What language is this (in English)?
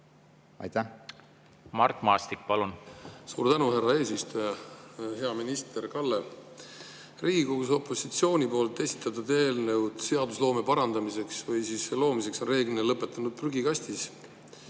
Estonian